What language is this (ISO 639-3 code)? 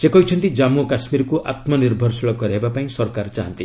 ori